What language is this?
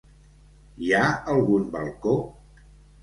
Catalan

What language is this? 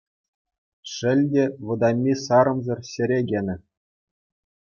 Chuvash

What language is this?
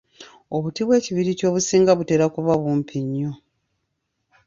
Ganda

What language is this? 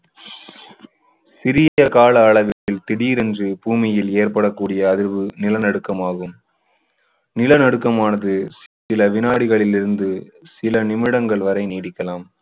Tamil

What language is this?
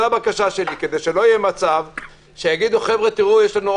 Hebrew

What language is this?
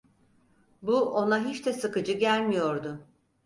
Turkish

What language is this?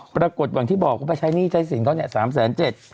Thai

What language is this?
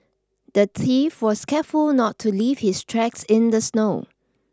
English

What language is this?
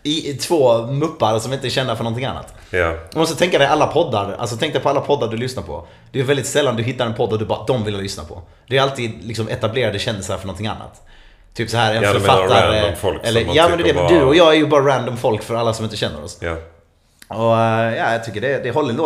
Swedish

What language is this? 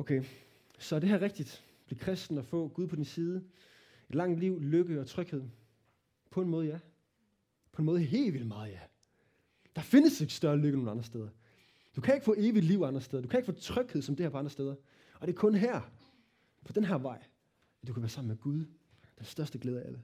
Danish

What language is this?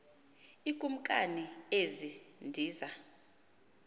Xhosa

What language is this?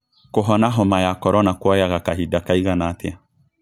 Kikuyu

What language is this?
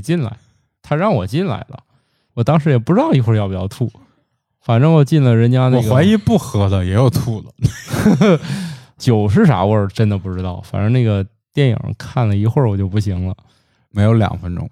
Chinese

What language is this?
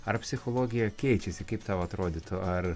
Lithuanian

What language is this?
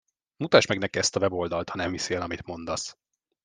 Hungarian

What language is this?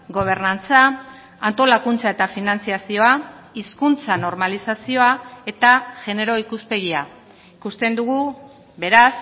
Basque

